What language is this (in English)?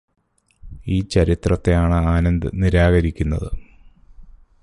Malayalam